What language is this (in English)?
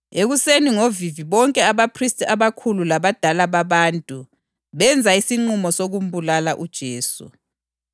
North Ndebele